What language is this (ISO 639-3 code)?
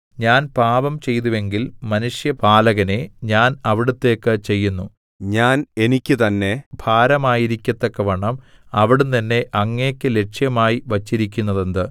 mal